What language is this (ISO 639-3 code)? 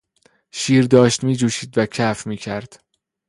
fas